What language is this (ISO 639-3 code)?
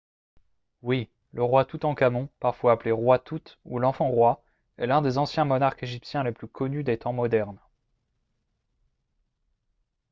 fra